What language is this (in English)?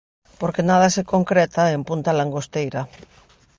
Galician